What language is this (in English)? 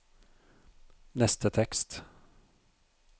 Norwegian